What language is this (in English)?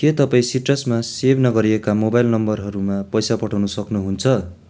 Nepali